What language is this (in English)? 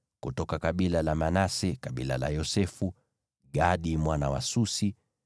Swahili